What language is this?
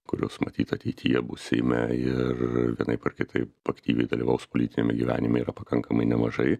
Lithuanian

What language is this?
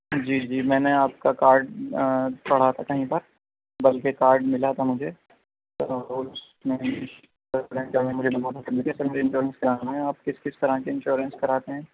Urdu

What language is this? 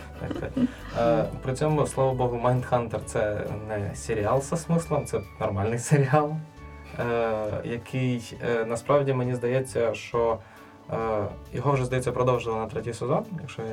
Ukrainian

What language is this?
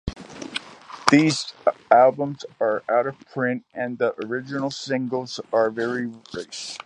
English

